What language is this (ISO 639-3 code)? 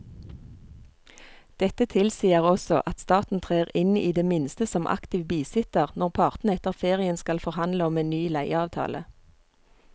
nor